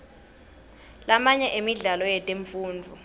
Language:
Swati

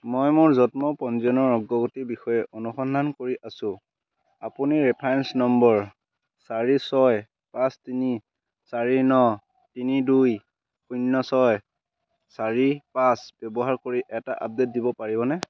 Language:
Assamese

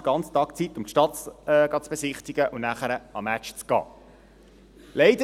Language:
Swiss German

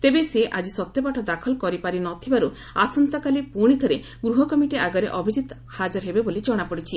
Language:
Odia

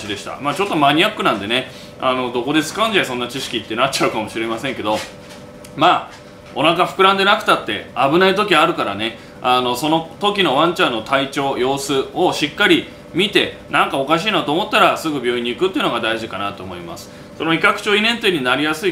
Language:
Japanese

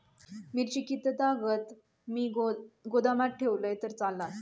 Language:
Marathi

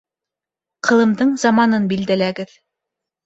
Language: Bashkir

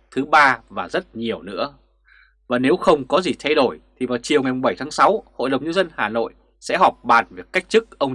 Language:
Vietnamese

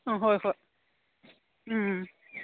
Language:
Manipuri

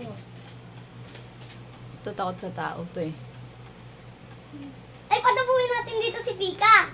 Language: Filipino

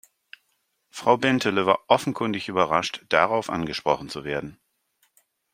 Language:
German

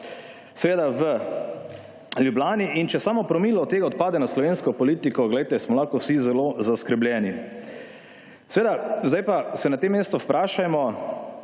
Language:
Slovenian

